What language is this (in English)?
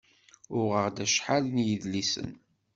Kabyle